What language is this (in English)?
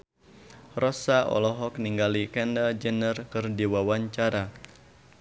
Sundanese